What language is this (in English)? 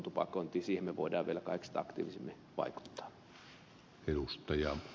Finnish